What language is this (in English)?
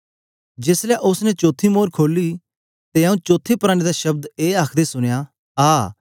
Dogri